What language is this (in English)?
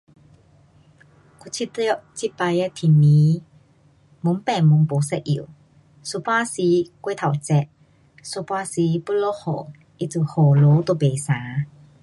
Pu-Xian Chinese